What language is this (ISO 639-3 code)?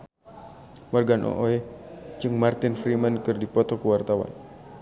sun